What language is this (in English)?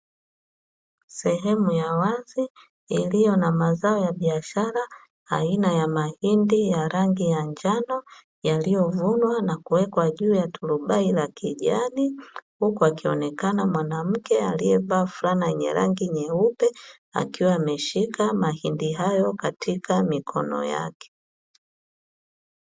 Swahili